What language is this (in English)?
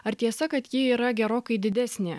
Lithuanian